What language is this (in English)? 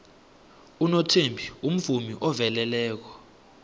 South Ndebele